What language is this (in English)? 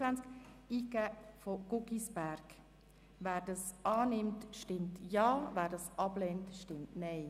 Swiss German